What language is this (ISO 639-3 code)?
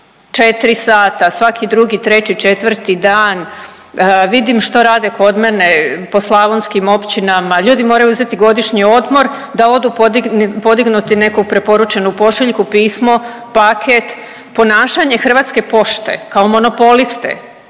hrv